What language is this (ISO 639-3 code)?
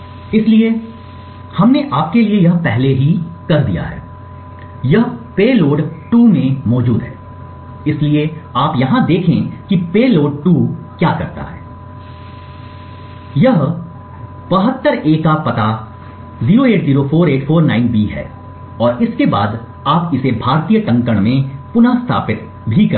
hin